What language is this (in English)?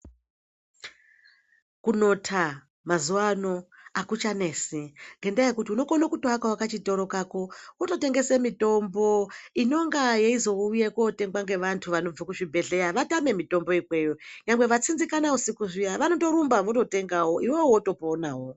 Ndau